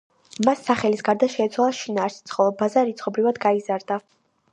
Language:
Georgian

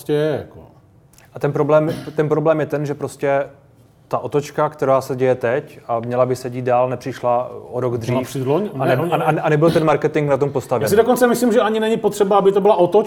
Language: Czech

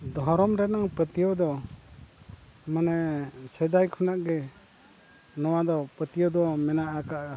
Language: Santali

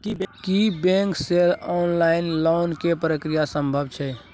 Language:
Maithili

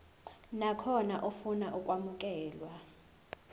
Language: Zulu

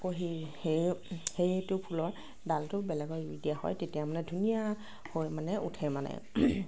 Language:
Assamese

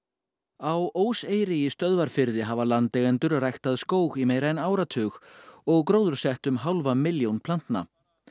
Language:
Icelandic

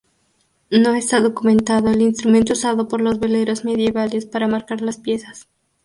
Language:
Spanish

